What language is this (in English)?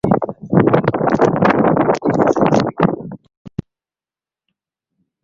Swahili